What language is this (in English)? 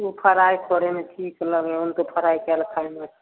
Maithili